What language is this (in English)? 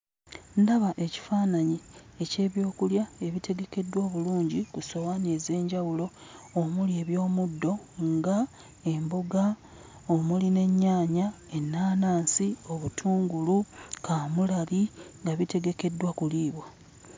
Ganda